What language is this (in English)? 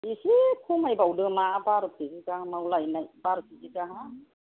Bodo